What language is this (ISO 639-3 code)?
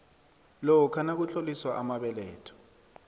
nbl